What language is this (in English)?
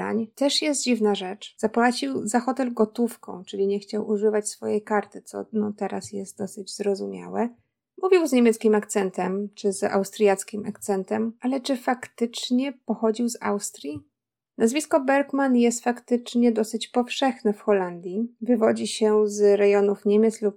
Polish